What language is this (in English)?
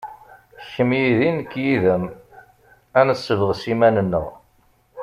Kabyle